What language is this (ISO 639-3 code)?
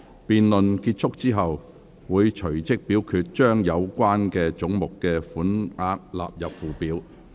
yue